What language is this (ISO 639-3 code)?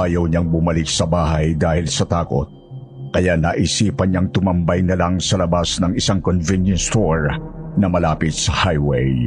fil